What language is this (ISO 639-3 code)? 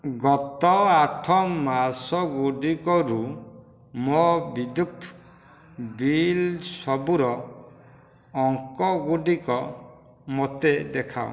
ori